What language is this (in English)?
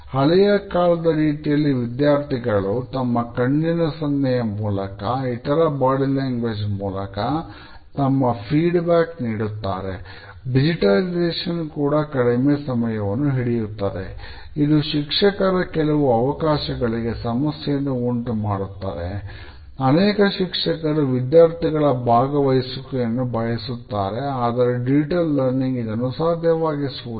Kannada